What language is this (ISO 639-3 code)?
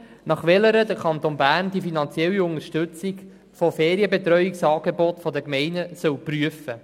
gsw